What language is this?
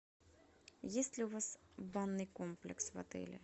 Russian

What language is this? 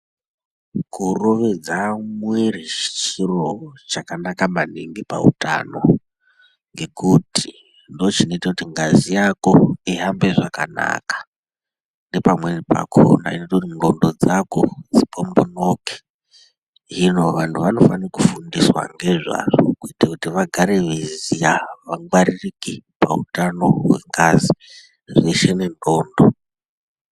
Ndau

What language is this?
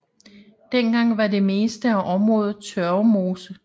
Danish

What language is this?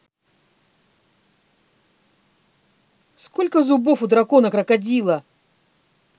Russian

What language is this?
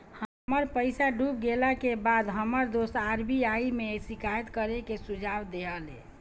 Bhojpuri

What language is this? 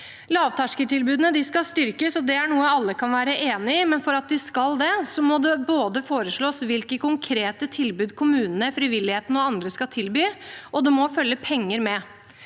Norwegian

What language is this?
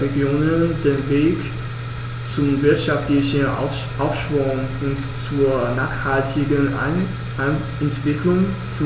German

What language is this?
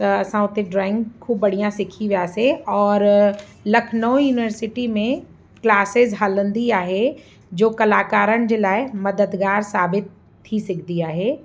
Sindhi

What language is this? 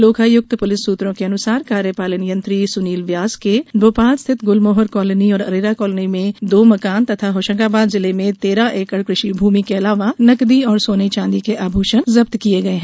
Hindi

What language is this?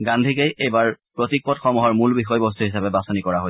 Assamese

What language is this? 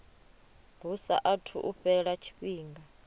Venda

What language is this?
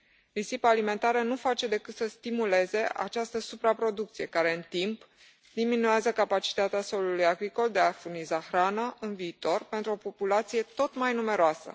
Romanian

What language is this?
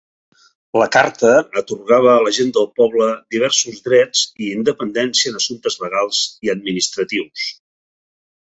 Catalan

